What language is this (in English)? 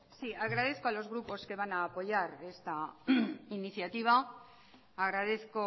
Spanish